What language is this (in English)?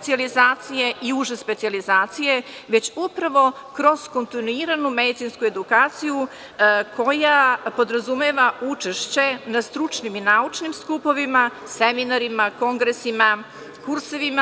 Serbian